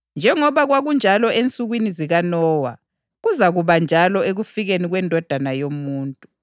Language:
North Ndebele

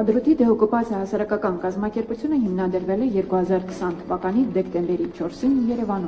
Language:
Romanian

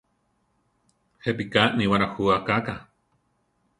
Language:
Central Tarahumara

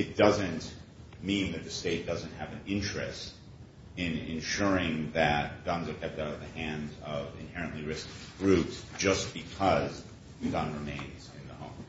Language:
English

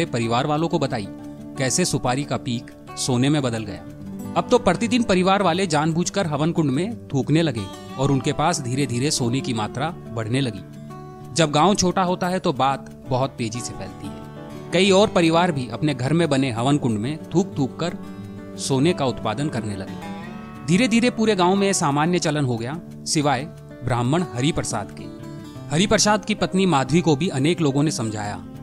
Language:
Hindi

